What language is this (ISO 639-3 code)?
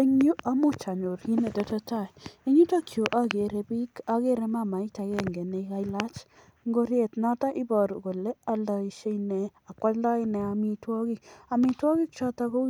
kln